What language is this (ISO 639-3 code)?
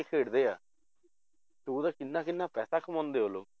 pan